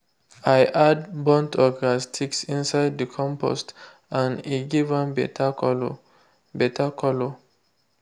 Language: Nigerian Pidgin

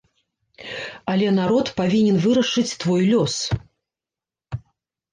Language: Belarusian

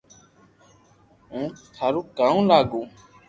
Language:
Loarki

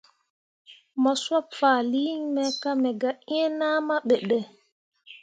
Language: Mundang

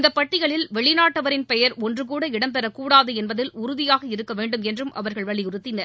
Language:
Tamil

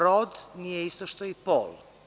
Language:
Serbian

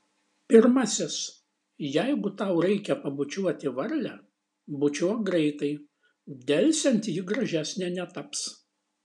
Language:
Lithuanian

